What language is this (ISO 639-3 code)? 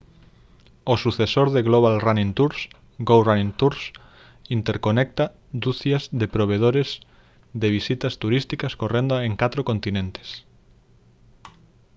glg